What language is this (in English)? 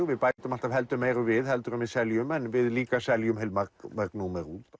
Icelandic